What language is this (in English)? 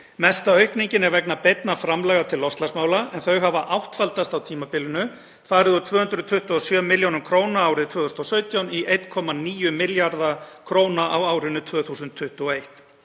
Icelandic